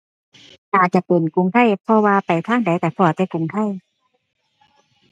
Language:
Thai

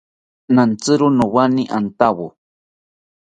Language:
South Ucayali Ashéninka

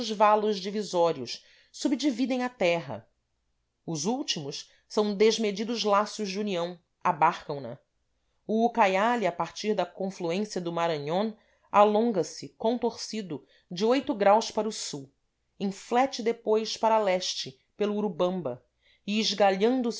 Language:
Portuguese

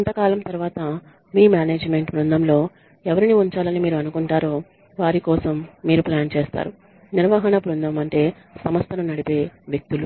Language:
Telugu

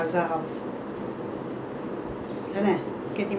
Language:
English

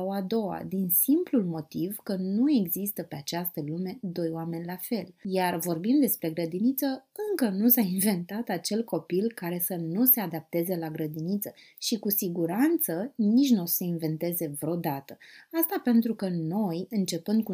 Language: Romanian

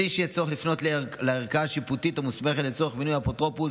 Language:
Hebrew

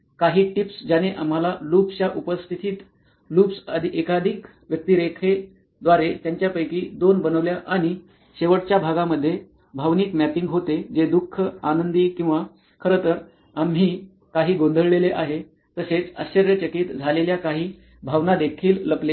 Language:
Marathi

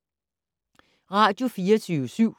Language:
Danish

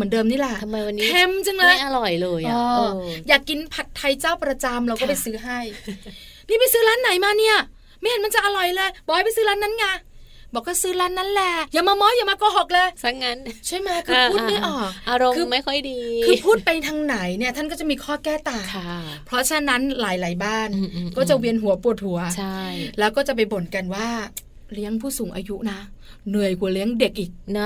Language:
Thai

